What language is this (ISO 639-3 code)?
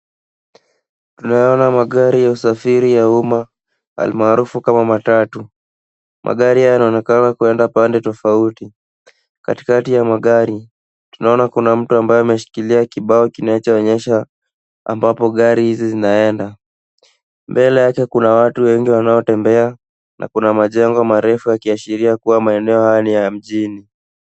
swa